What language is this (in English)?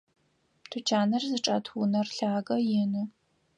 Adyghe